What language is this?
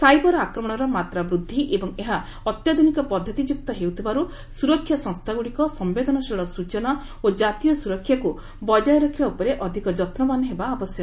Odia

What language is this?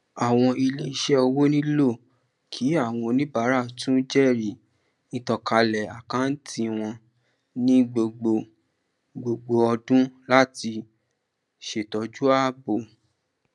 Yoruba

